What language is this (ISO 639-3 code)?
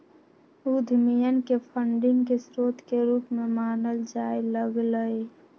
mag